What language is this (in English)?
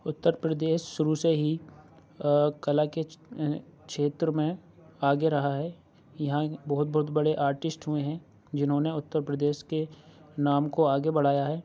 Urdu